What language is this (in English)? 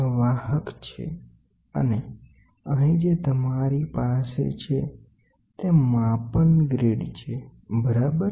Gujarati